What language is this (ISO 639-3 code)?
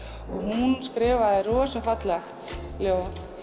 isl